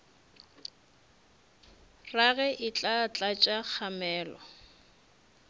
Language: Northern Sotho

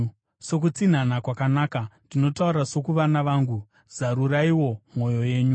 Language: Shona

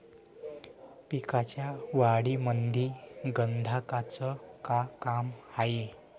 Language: Marathi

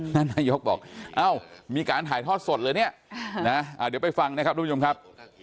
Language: Thai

